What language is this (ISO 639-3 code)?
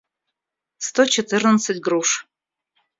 rus